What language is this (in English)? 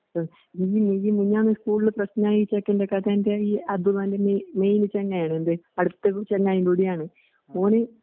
Malayalam